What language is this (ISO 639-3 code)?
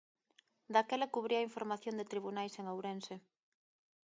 glg